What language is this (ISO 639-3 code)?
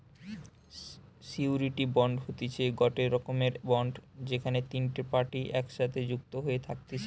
ben